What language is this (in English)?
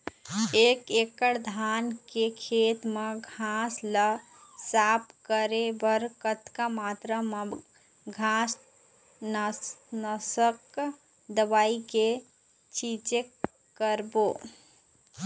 Chhattisgarhi